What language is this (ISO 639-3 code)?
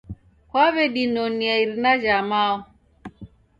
dav